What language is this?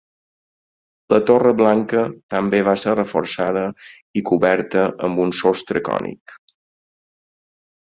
Catalan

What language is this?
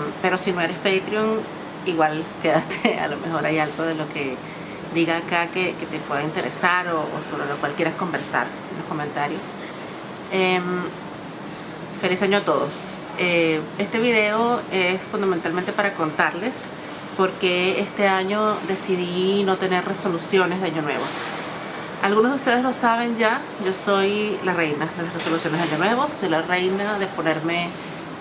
Spanish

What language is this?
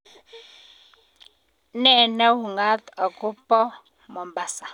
Kalenjin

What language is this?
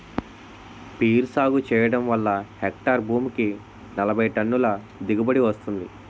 Telugu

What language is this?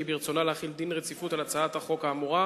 Hebrew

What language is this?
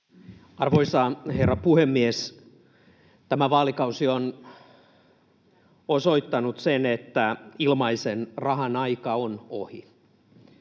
Finnish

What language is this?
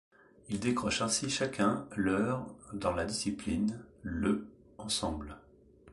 French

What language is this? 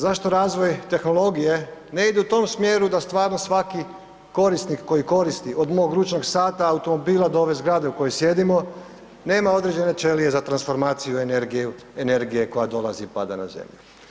Croatian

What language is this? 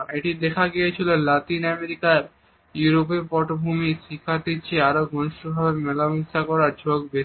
Bangla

